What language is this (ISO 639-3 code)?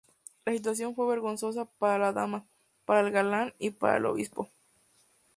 spa